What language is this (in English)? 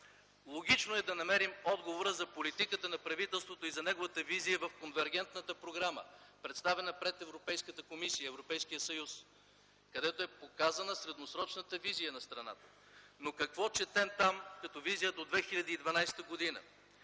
Bulgarian